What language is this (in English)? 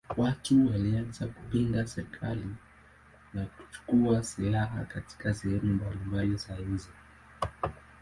Swahili